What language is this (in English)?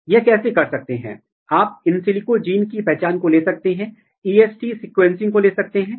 Hindi